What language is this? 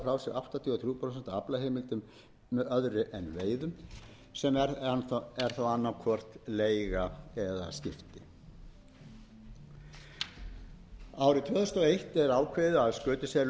Icelandic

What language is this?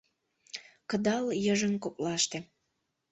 Mari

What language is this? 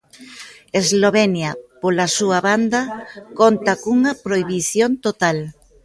Galician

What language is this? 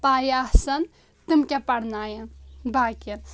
Kashmiri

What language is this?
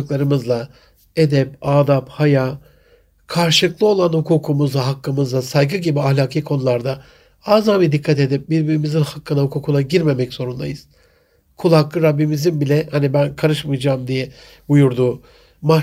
Turkish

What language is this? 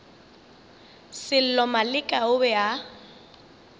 Northern Sotho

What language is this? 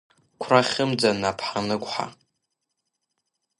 Abkhazian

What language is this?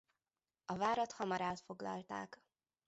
Hungarian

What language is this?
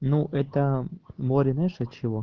Russian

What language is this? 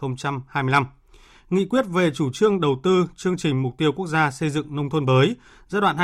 Vietnamese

